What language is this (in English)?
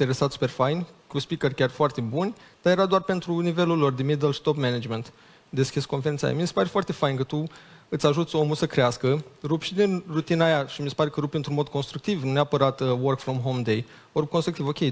Romanian